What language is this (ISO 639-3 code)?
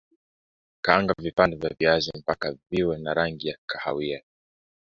swa